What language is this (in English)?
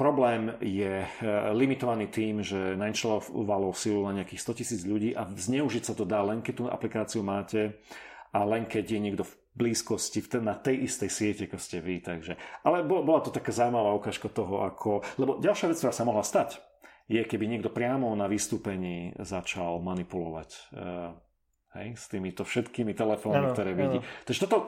Slovak